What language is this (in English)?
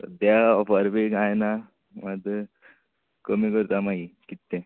Konkani